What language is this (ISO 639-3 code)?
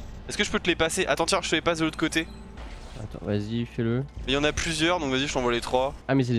fra